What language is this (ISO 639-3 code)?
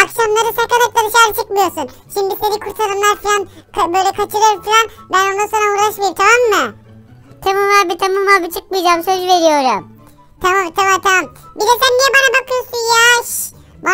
tur